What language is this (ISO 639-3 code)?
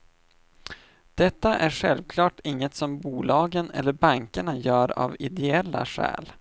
swe